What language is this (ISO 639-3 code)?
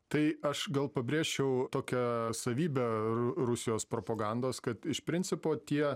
lit